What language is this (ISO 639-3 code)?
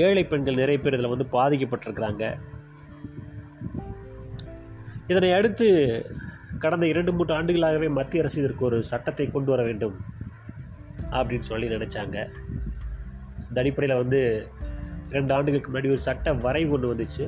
tam